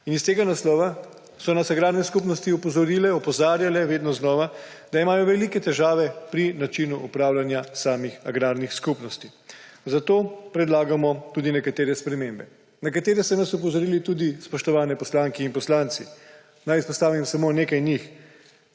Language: Slovenian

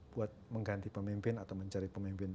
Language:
Indonesian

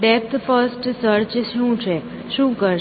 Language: Gujarati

